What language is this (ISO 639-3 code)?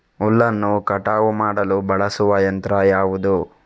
kan